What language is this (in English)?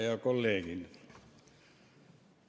Estonian